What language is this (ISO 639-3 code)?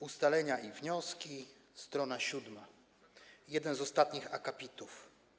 pol